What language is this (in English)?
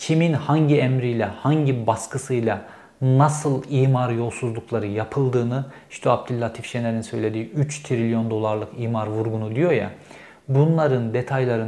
Turkish